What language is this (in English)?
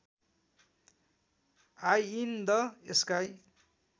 Nepali